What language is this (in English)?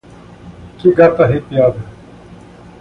Portuguese